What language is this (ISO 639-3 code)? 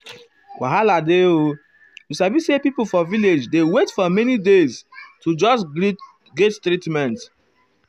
pcm